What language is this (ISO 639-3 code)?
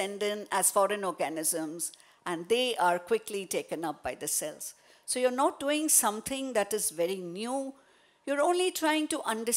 eng